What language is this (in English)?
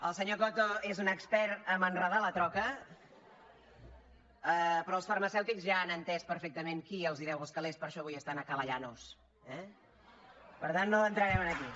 Catalan